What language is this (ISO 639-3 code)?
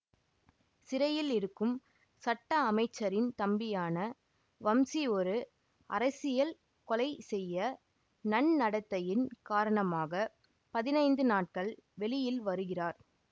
tam